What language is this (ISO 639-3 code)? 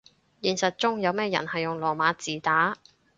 yue